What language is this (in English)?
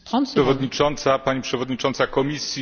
Polish